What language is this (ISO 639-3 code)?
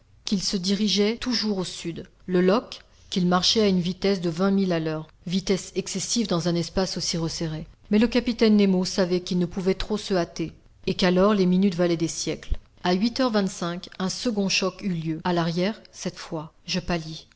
fra